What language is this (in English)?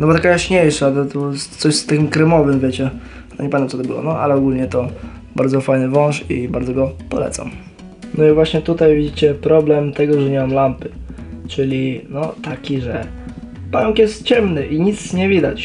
Polish